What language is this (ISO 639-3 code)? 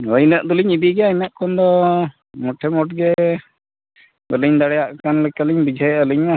sat